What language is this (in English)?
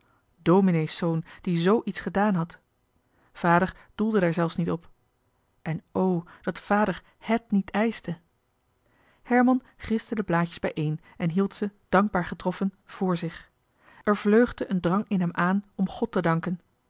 Dutch